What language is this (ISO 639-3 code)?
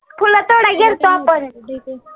mar